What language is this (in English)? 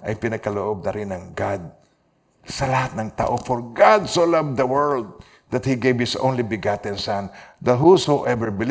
Filipino